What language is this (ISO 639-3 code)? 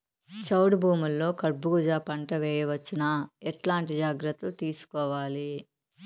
tel